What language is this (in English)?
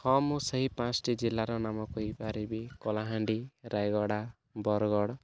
Odia